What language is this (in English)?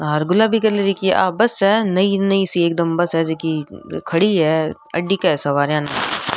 Rajasthani